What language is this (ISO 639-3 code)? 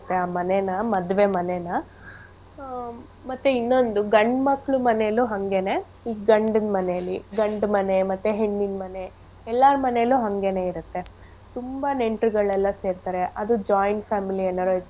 kan